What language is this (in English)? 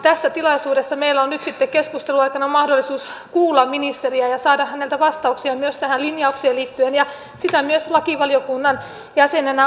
Finnish